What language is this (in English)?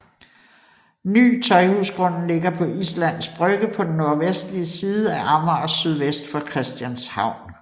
Danish